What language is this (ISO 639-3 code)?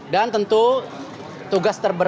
ind